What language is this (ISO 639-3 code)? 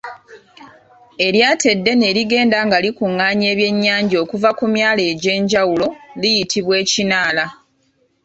lug